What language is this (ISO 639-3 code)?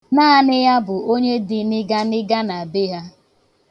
ibo